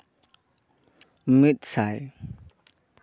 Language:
Santali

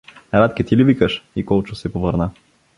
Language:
Bulgarian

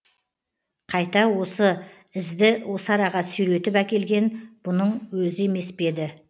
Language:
Kazakh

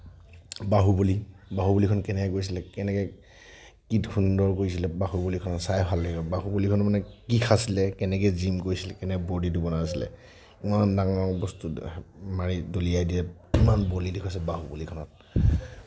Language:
Assamese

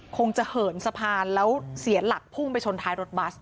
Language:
Thai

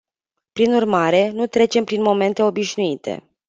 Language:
Romanian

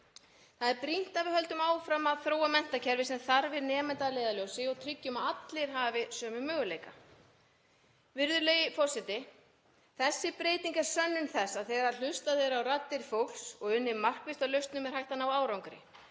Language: Icelandic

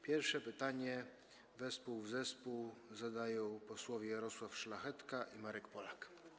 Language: Polish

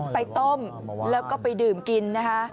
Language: Thai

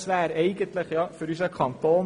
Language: Swiss German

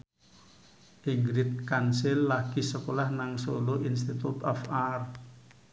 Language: Javanese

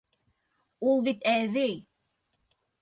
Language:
Bashkir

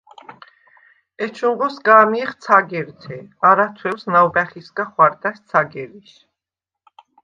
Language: Svan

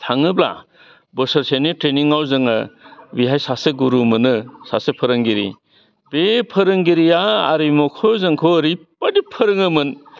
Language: Bodo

